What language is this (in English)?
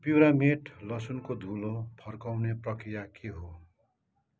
Nepali